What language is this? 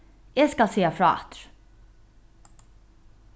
Faroese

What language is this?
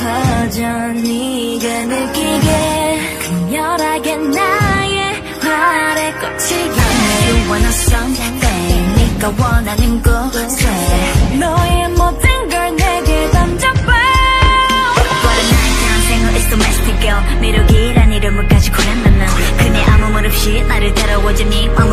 Korean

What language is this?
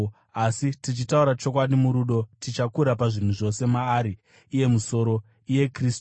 Shona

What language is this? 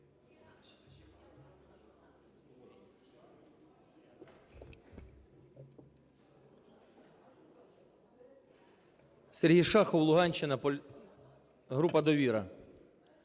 Ukrainian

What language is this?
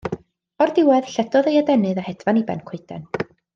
Welsh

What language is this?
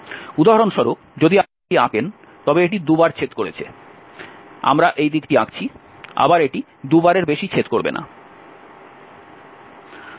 Bangla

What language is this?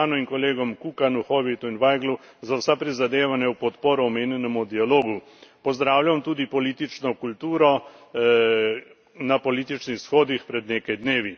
Slovenian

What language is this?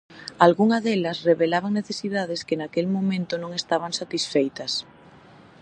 Galician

